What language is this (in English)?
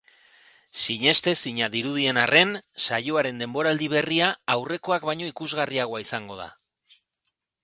Basque